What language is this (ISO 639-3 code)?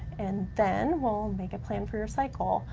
eng